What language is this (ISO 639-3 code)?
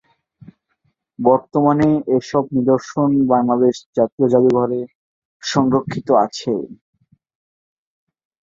ben